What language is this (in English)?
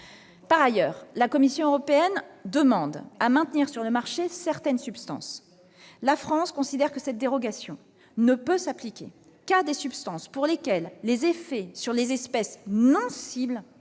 French